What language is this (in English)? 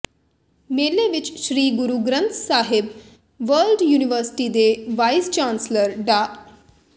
Punjabi